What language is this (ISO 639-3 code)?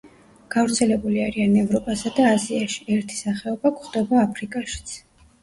kat